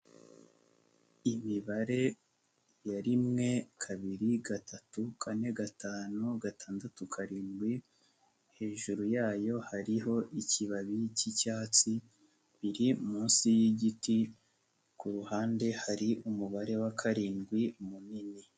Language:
Kinyarwanda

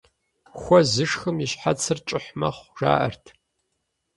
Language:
Kabardian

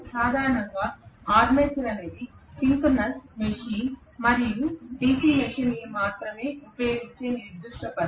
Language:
Telugu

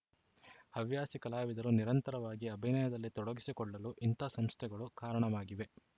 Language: Kannada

